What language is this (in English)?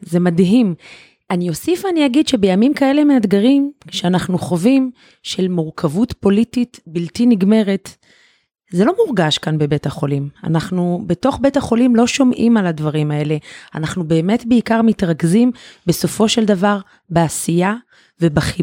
Hebrew